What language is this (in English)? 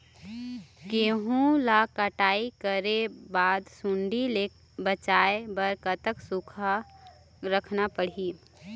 Chhattisgarhi